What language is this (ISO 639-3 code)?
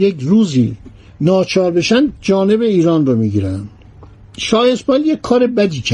fas